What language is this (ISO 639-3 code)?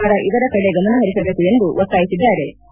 kan